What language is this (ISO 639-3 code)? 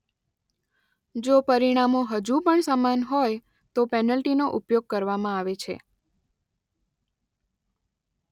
guj